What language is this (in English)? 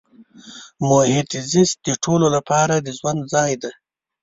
Pashto